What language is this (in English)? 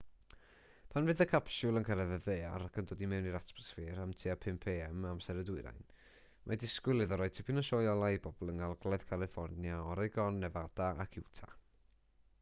Welsh